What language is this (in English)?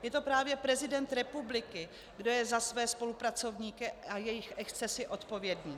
Czech